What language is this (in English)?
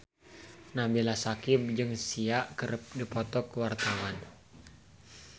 Sundanese